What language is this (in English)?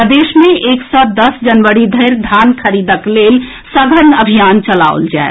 Maithili